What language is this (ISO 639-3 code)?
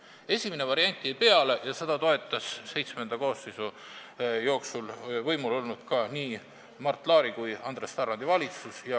est